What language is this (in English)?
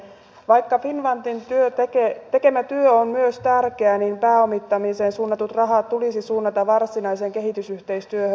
Finnish